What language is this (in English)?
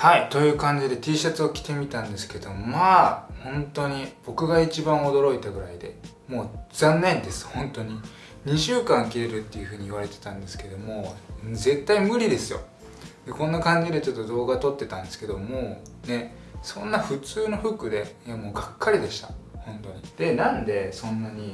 Japanese